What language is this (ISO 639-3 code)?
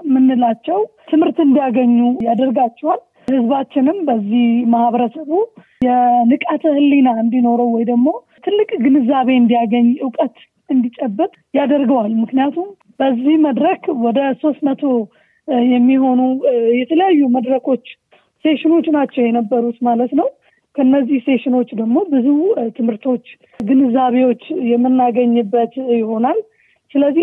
amh